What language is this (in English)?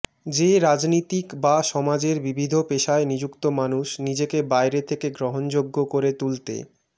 Bangla